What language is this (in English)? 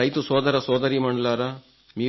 Telugu